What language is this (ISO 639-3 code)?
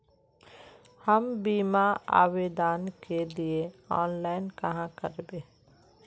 mag